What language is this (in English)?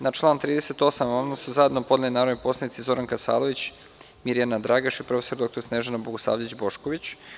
Serbian